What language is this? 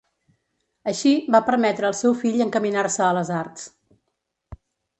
Catalan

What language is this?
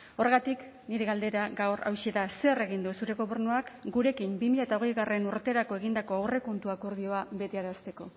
Basque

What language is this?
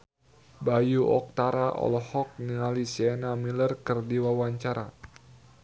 Sundanese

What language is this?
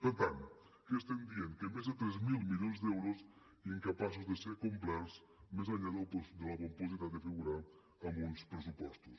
Catalan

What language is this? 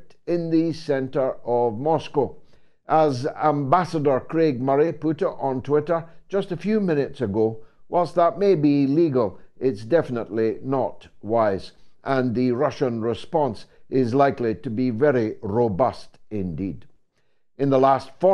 English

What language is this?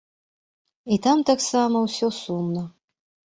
Belarusian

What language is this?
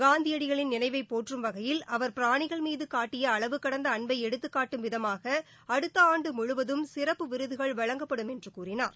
Tamil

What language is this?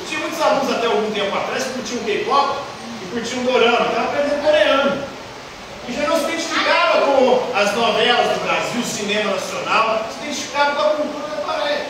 Portuguese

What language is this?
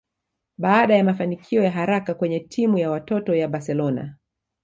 Swahili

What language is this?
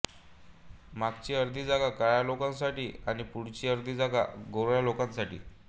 Marathi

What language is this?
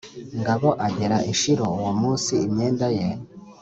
Kinyarwanda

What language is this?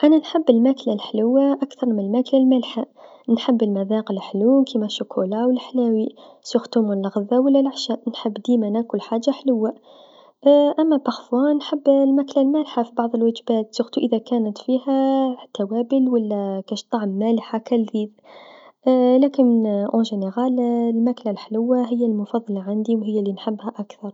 Tunisian Arabic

